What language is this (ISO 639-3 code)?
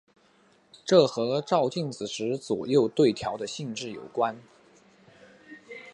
zho